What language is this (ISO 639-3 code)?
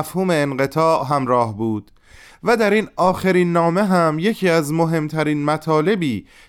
fas